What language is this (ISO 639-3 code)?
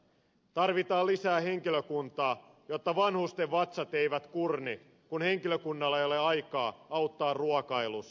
fin